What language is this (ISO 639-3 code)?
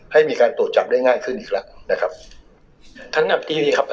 tha